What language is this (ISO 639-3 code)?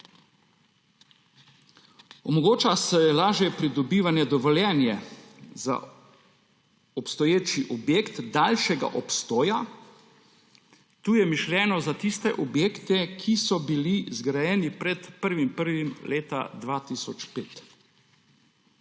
slv